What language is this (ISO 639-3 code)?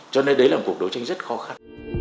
vie